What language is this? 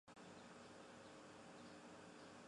Chinese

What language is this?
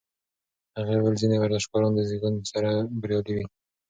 Pashto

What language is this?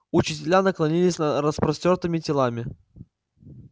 Russian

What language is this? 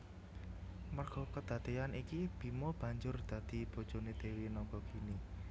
Javanese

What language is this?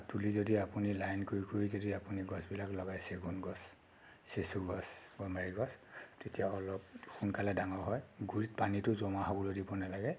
Assamese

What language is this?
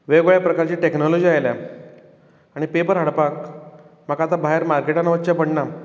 Konkani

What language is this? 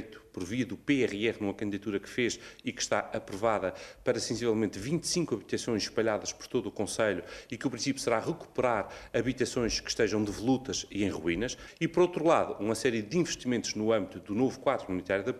Portuguese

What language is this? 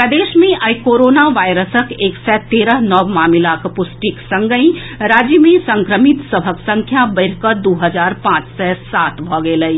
Maithili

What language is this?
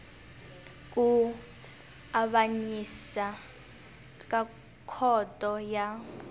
Tsonga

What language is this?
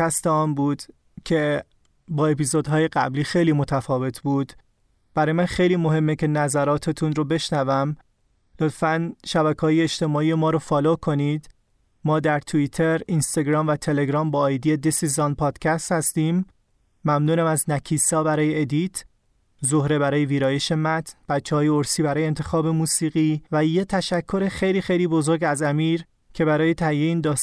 Persian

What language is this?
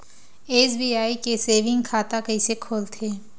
Chhattisgarhi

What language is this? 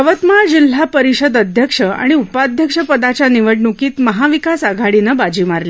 Marathi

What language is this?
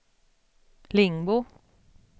Swedish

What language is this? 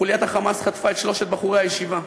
Hebrew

